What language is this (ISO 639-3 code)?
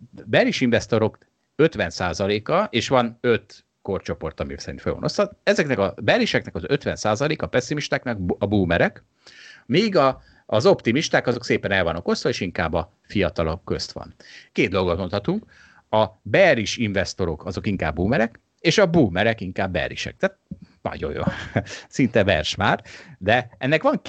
hun